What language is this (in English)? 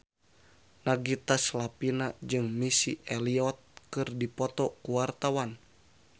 Sundanese